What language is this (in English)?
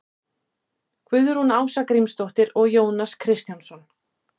Icelandic